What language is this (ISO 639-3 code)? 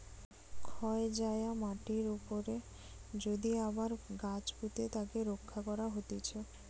ben